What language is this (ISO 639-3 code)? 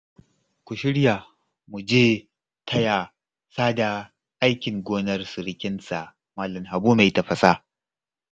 hau